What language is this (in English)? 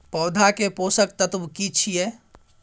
Maithili